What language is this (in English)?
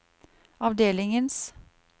Norwegian